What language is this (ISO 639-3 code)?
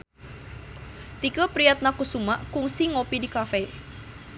sun